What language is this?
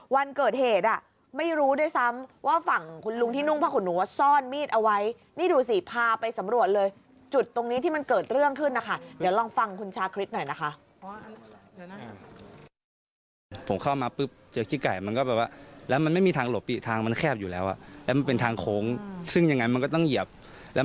Thai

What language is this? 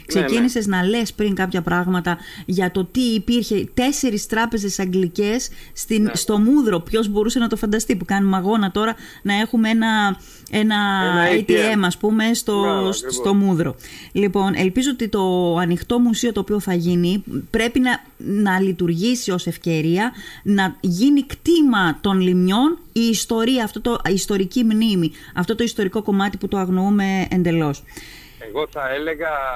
Greek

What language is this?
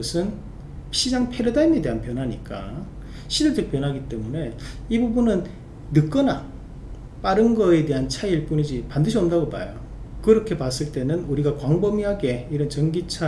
Korean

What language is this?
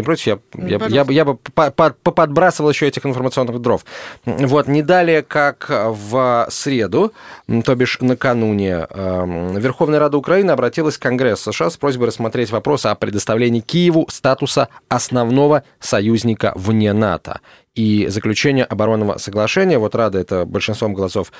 Russian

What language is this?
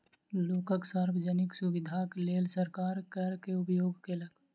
Maithili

